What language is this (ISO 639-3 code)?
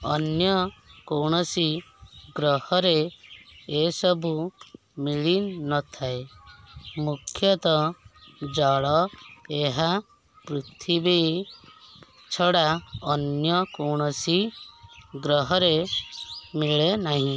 ori